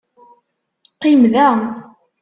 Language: Kabyle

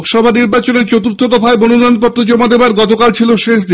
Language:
Bangla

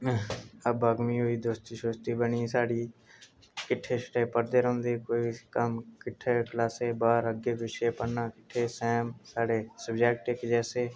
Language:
Dogri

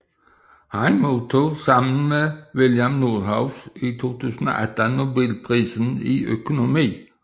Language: Danish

